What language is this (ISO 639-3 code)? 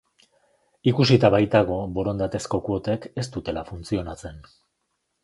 eus